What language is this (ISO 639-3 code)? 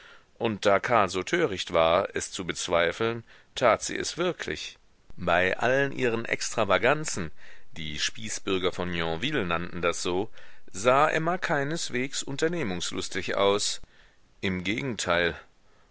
deu